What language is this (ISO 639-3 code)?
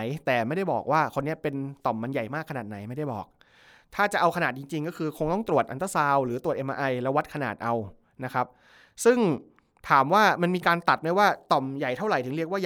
tha